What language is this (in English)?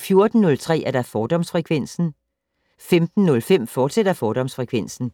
Danish